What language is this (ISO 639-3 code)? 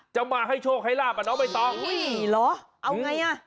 tha